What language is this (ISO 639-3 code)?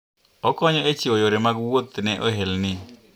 luo